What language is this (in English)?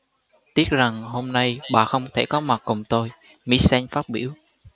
Vietnamese